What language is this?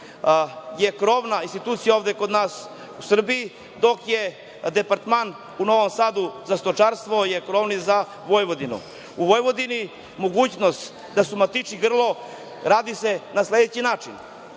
Serbian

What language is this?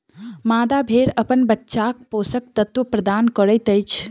Maithili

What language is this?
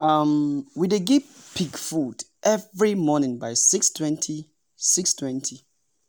Nigerian Pidgin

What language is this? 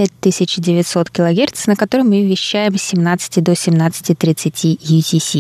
Russian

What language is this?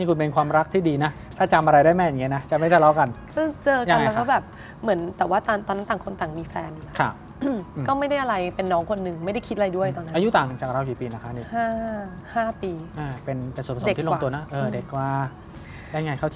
Thai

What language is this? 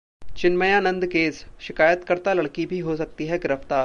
Hindi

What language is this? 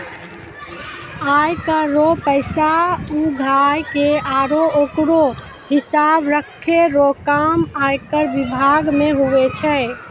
Maithili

